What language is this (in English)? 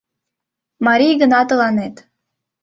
Mari